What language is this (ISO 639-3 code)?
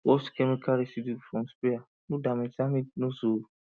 pcm